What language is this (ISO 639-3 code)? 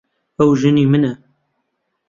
ckb